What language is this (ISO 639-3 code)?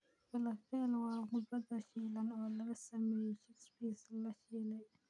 som